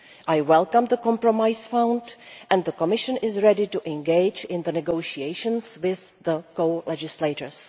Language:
English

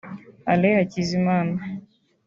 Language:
Kinyarwanda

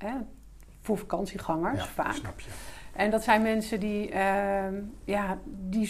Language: Dutch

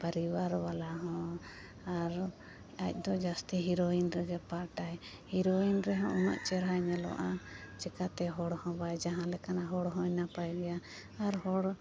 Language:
Santali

